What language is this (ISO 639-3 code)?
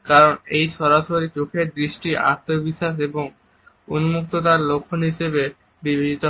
ben